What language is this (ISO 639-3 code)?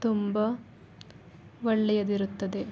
kan